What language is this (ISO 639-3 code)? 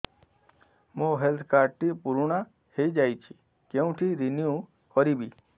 ori